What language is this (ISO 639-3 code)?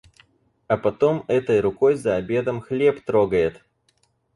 rus